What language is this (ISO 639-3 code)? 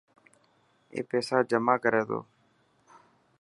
mki